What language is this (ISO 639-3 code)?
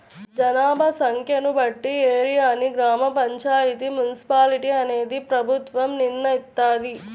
tel